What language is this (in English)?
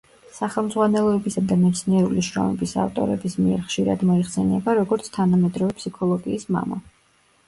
Georgian